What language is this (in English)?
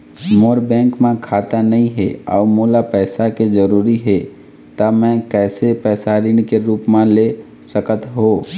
Chhattisgarhi